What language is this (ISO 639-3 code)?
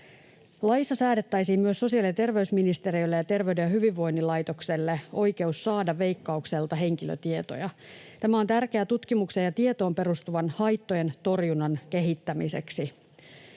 fin